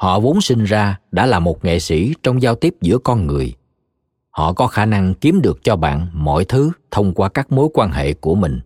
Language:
Vietnamese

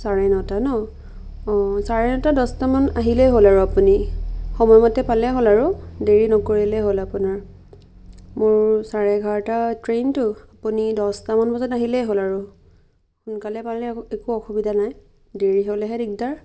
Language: Assamese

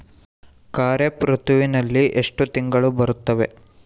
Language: Kannada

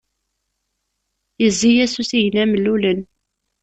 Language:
Kabyle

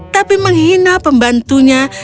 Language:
Indonesian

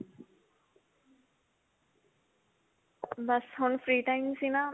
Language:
Punjabi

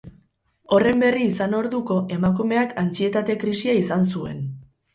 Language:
Basque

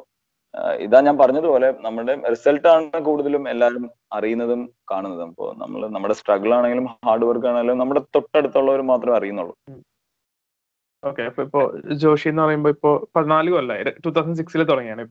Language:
Malayalam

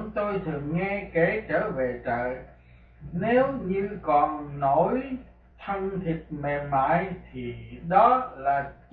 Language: Vietnamese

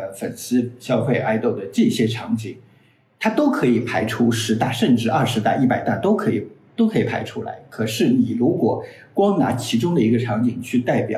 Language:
Chinese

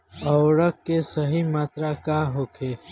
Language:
Bhojpuri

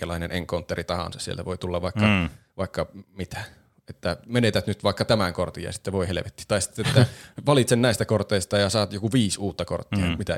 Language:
Finnish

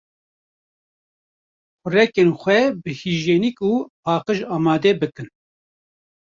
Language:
Kurdish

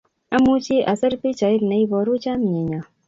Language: Kalenjin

